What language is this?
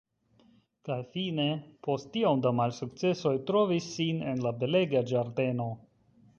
Esperanto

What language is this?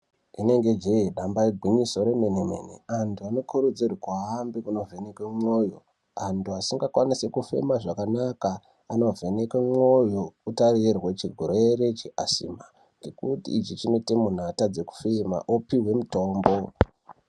Ndau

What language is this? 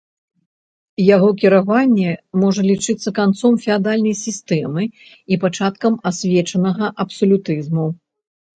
Belarusian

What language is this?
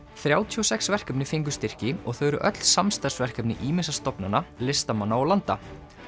Icelandic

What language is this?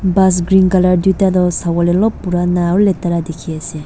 Naga Pidgin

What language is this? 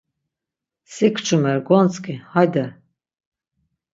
Laz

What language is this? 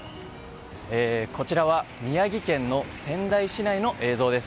Japanese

